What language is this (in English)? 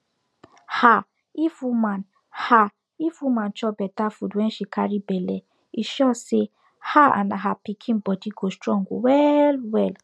Nigerian Pidgin